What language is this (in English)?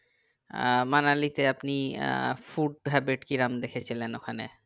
Bangla